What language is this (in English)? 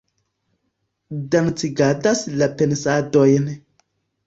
Esperanto